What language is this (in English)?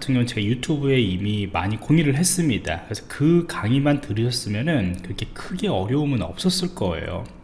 Korean